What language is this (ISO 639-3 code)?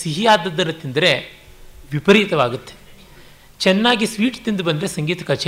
kan